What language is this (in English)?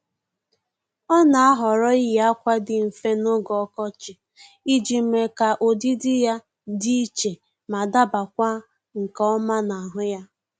Igbo